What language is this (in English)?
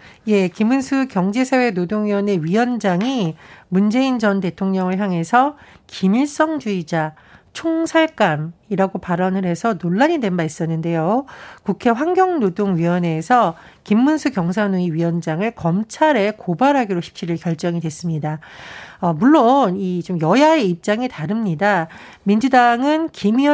Korean